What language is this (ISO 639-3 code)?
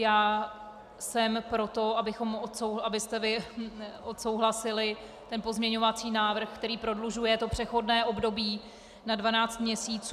ces